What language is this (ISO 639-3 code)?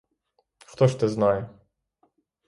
ukr